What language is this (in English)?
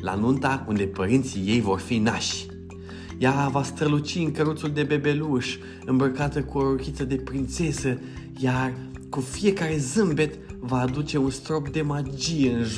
Romanian